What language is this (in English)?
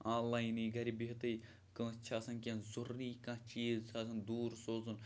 Kashmiri